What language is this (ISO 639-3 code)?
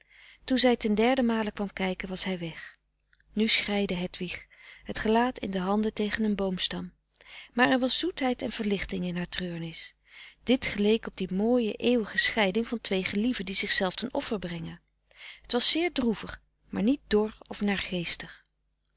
nld